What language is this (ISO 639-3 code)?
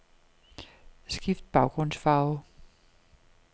dan